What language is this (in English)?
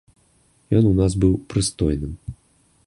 Belarusian